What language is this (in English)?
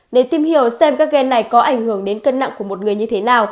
Vietnamese